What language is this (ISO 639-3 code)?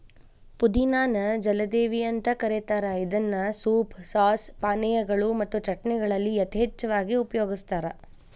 kan